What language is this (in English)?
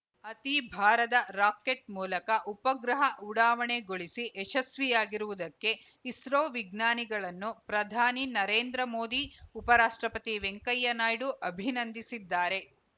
Kannada